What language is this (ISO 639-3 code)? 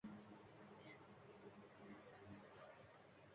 uzb